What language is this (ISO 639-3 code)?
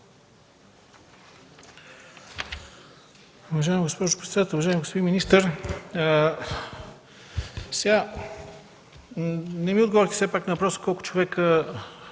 bul